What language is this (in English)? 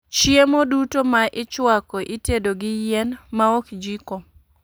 Luo (Kenya and Tanzania)